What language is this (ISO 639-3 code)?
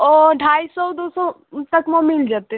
mai